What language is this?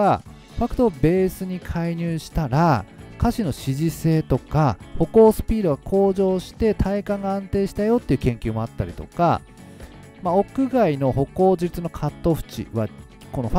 Japanese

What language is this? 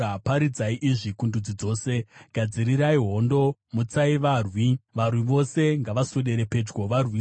Shona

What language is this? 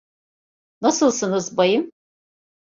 Turkish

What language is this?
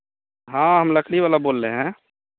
Hindi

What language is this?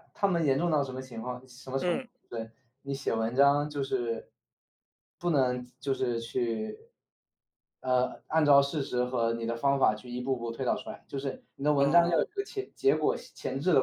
Chinese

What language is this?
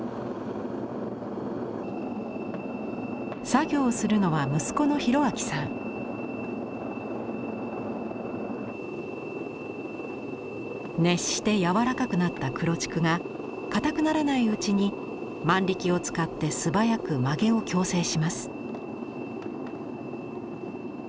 Japanese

